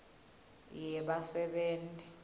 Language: Swati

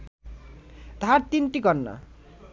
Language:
Bangla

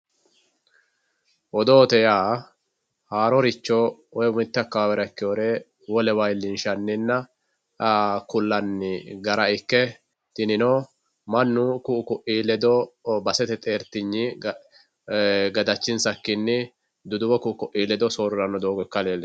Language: Sidamo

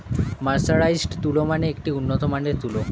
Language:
Bangla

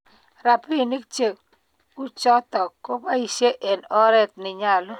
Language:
Kalenjin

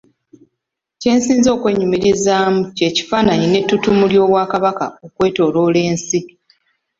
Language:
Ganda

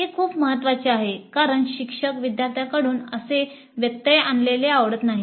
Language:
Marathi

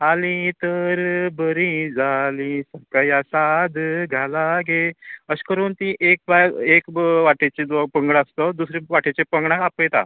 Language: Konkani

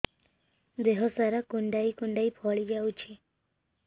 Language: Odia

